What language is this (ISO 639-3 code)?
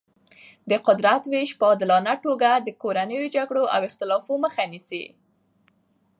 pus